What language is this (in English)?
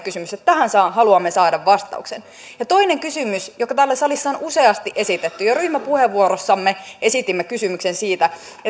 Finnish